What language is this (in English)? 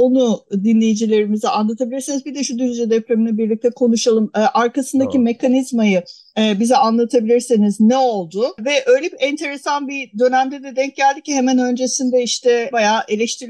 Turkish